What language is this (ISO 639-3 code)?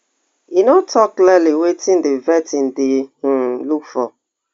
pcm